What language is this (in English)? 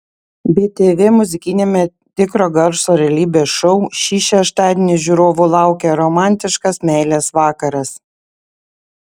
Lithuanian